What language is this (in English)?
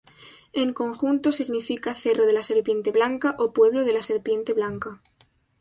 Spanish